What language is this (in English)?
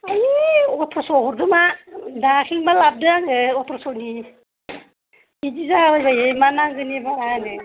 Bodo